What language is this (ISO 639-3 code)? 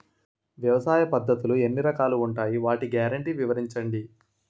tel